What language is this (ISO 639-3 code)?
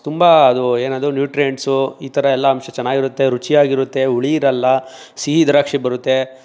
kan